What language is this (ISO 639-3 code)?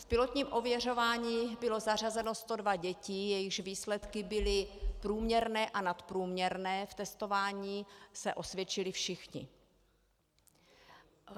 ces